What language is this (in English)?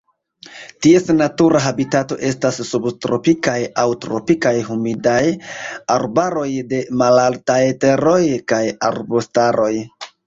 Esperanto